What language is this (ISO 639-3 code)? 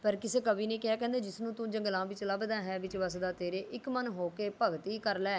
pan